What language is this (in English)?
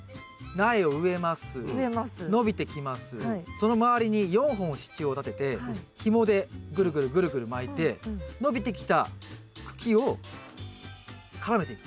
Japanese